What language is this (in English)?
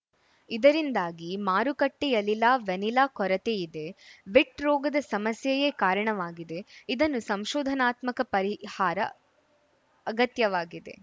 Kannada